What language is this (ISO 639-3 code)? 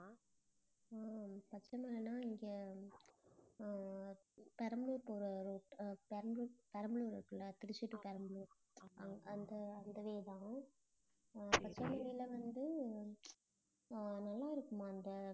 tam